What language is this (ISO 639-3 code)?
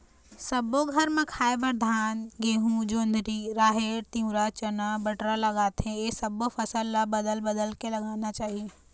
hne